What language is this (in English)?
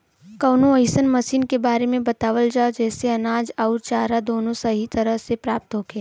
Bhojpuri